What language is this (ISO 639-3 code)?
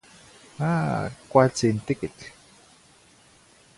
nhi